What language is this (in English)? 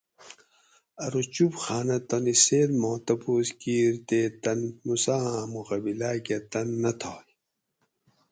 Gawri